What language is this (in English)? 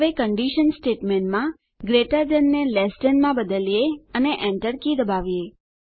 Gujarati